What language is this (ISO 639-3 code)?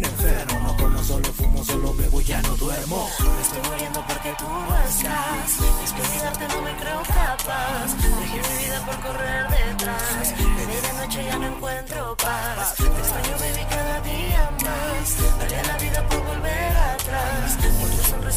eng